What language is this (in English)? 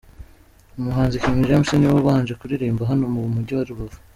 Kinyarwanda